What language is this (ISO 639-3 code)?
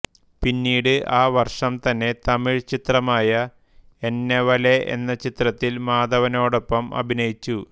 mal